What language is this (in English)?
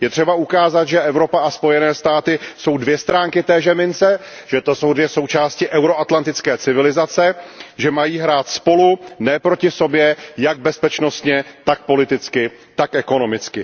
Czech